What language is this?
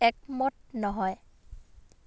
Assamese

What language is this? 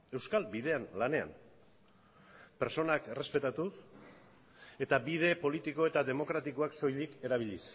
Basque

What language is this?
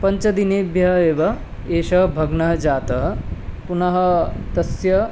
Sanskrit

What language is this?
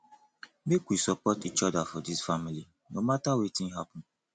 Nigerian Pidgin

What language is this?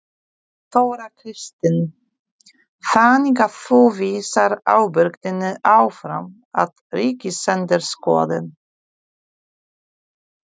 Icelandic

